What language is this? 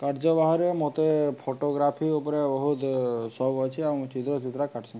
Odia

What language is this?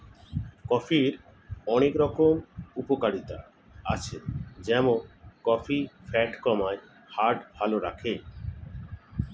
Bangla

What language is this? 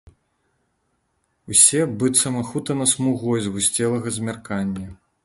Belarusian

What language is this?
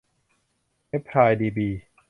Thai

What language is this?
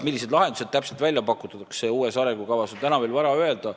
Estonian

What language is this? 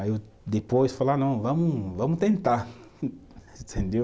Portuguese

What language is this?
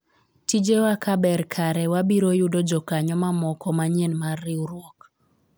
Luo (Kenya and Tanzania)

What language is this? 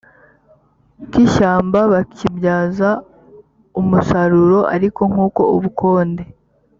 Kinyarwanda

